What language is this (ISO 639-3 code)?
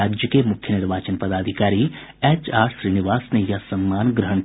hin